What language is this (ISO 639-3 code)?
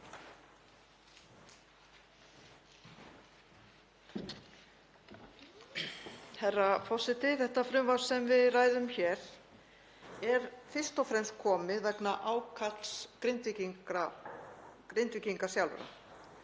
isl